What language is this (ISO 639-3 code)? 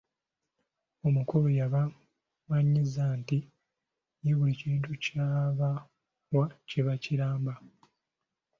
lug